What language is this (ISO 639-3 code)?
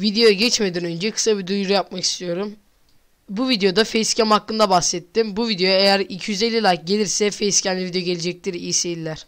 tur